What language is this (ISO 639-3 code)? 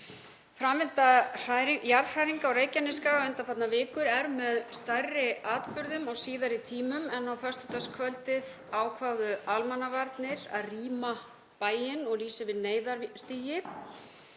isl